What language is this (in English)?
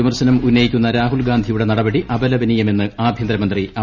Malayalam